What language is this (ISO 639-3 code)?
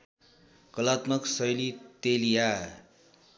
nep